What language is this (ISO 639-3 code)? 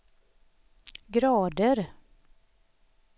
swe